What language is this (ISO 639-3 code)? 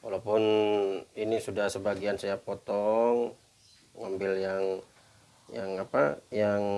ind